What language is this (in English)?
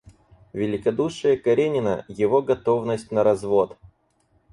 Russian